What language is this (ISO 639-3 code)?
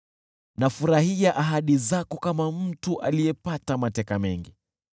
swa